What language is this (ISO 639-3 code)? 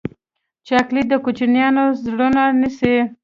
pus